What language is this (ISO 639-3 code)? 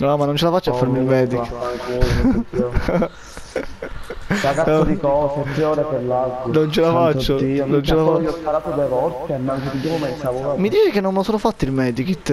ita